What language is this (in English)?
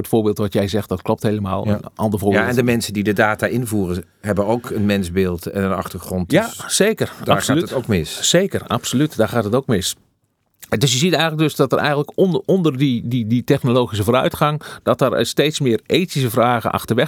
Dutch